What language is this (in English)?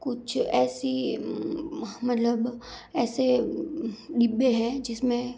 Hindi